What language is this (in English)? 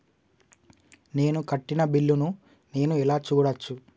Telugu